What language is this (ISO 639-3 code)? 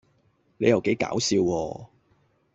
yue